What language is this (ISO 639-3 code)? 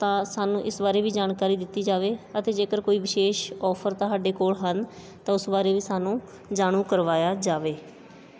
pan